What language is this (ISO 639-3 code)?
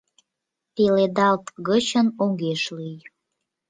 chm